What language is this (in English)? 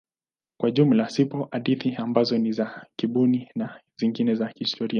Swahili